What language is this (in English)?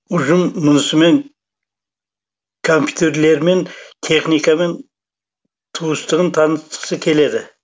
Kazakh